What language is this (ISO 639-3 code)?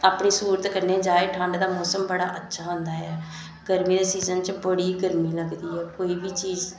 doi